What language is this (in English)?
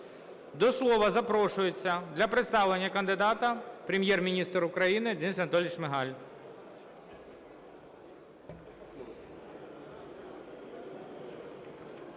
Ukrainian